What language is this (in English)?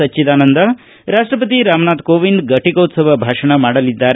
Kannada